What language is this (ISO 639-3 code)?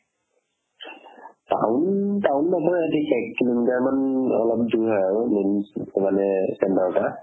asm